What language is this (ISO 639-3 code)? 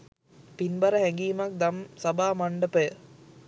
sin